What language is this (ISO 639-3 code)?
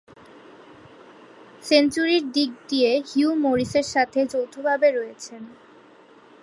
ben